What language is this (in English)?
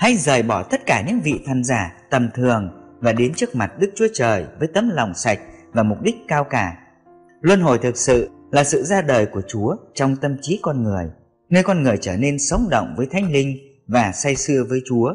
Vietnamese